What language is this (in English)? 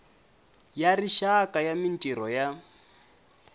Tsonga